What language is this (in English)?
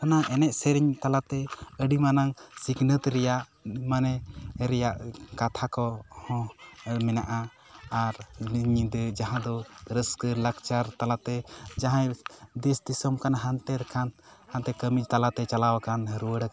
Santali